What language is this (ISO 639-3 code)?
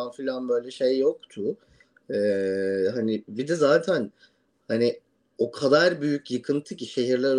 tur